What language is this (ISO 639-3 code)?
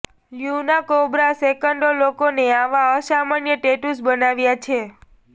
guj